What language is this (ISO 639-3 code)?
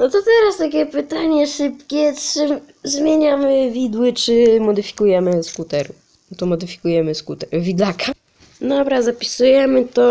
pol